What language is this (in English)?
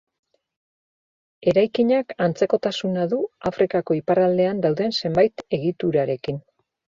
Basque